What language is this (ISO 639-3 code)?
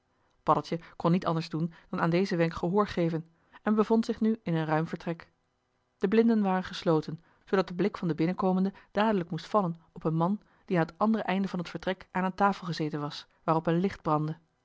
nld